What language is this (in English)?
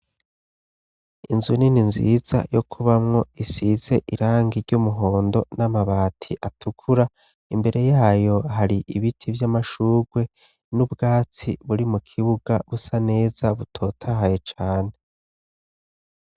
Rundi